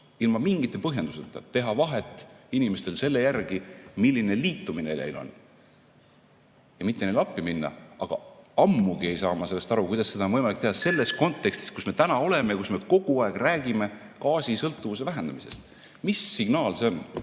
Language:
Estonian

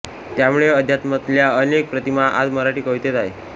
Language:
Marathi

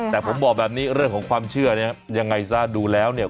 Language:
Thai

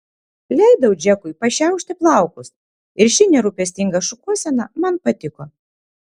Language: Lithuanian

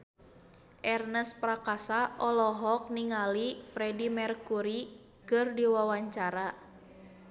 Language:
Sundanese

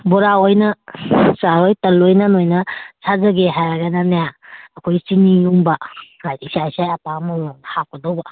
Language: Manipuri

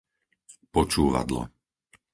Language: Slovak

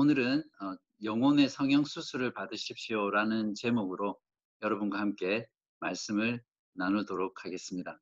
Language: Korean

